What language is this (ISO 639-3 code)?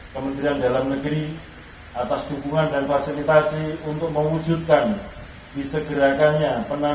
ind